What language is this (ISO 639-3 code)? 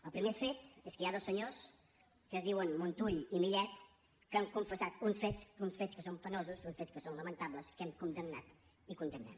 cat